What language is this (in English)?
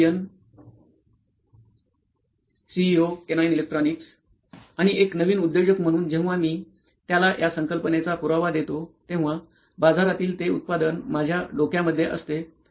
Marathi